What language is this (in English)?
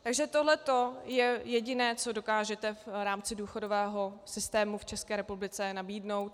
Czech